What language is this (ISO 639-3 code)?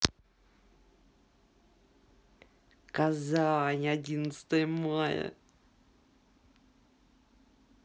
rus